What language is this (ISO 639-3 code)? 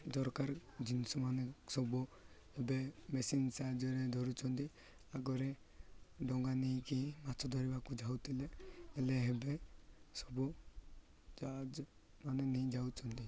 ori